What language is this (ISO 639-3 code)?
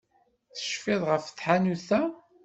kab